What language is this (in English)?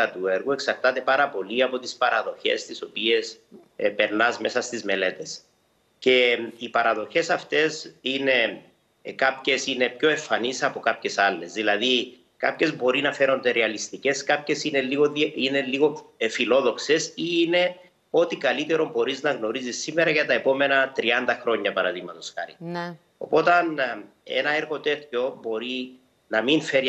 Greek